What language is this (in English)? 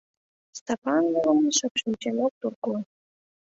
Mari